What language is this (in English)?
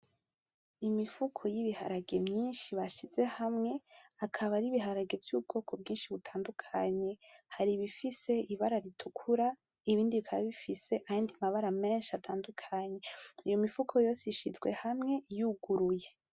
Rundi